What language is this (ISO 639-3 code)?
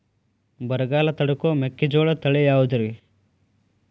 kan